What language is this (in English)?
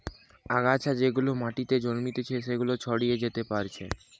Bangla